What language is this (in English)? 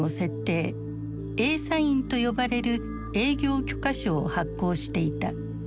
Japanese